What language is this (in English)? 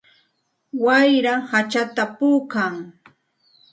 Santa Ana de Tusi Pasco Quechua